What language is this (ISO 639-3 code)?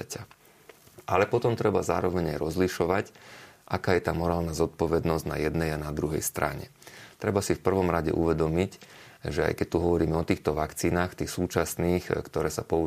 slk